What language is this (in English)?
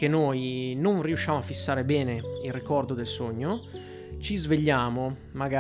Italian